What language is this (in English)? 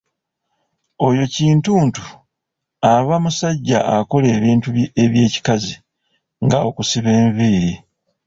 Ganda